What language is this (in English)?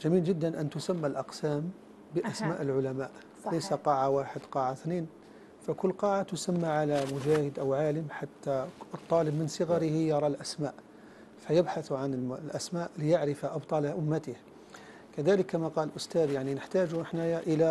Arabic